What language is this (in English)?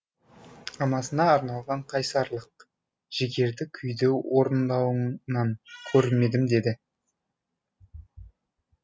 Kazakh